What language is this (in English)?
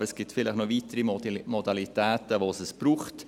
Swiss German